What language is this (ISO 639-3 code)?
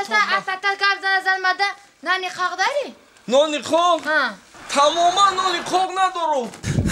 tur